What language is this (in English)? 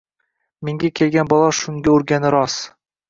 Uzbek